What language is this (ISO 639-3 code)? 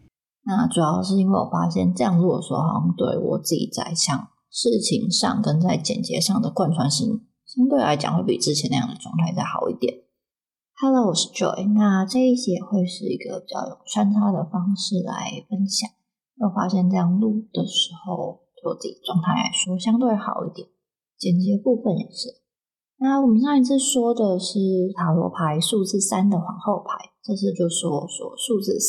zho